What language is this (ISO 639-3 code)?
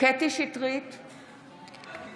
heb